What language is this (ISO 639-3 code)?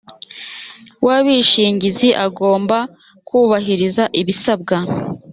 kin